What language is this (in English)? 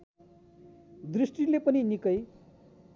Nepali